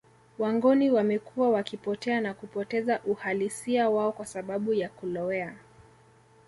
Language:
Swahili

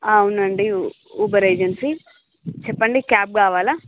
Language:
Telugu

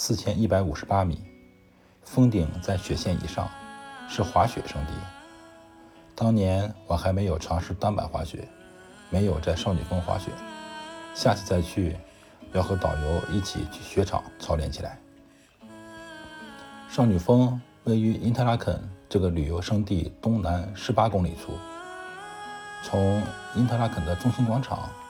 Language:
Chinese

